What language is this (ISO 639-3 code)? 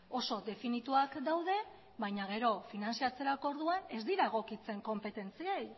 eus